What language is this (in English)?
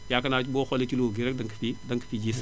Wolof